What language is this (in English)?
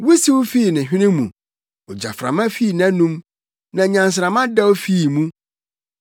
Akan